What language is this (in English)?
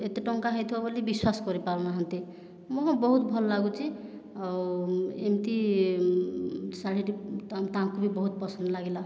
Odia